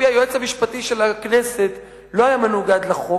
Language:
Hebrew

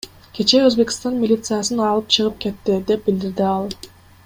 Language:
Kyrgyz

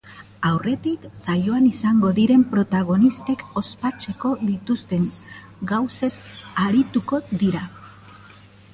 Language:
Basque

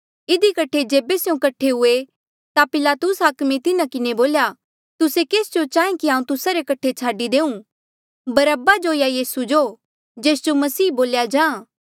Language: Mandeali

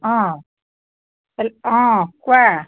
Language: Assamese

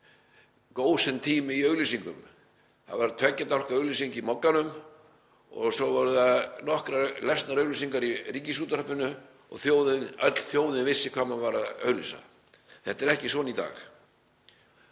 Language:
Icelandic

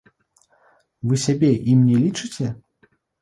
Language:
Belarusian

